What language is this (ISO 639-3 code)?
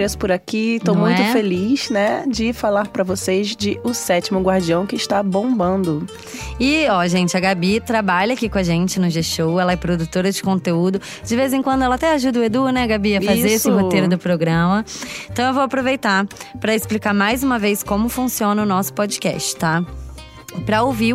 por